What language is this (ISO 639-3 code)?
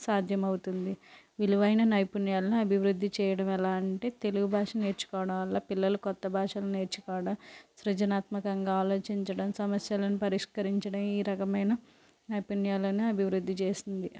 tel